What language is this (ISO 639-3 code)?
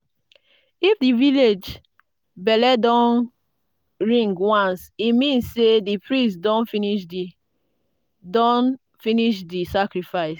pcm